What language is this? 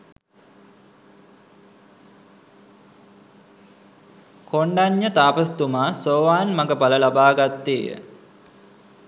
Sinhala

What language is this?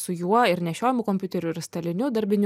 Lithuanian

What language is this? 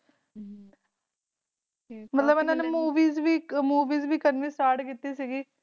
Punjabi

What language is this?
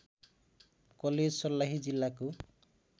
Nepali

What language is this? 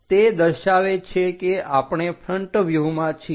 Gujarati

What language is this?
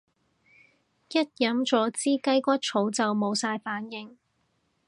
Cantonese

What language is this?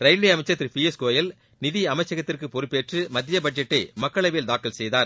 Tamil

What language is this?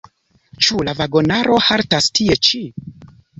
Esperanto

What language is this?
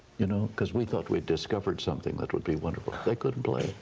English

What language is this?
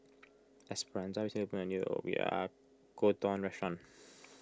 English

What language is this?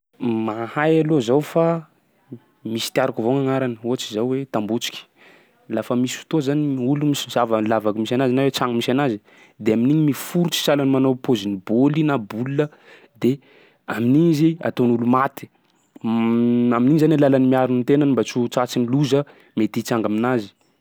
Sakalava Malagasy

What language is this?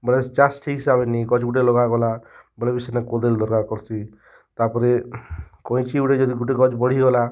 Odia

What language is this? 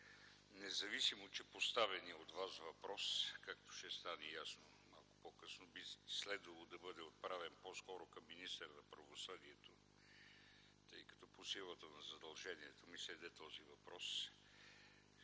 Bulgarian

